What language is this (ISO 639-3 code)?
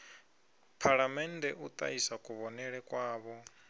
ven